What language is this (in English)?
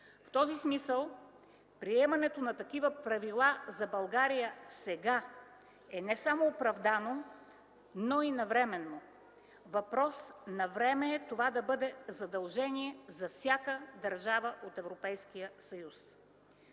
Bulgarian